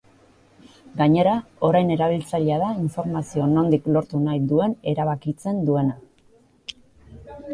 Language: Basque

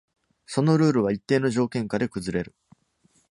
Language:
Japanese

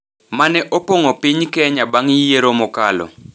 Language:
Luo (Kenya and Tanzania)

